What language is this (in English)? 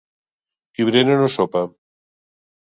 Catalan